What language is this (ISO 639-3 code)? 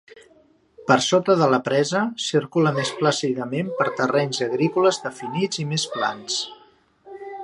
cat